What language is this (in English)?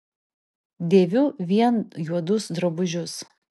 Lithuanian